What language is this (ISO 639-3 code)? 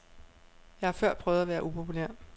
dan